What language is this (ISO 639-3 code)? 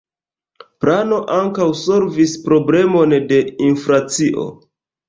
epo